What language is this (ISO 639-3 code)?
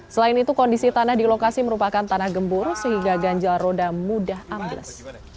ind